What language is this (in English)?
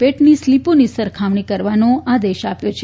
Gujarati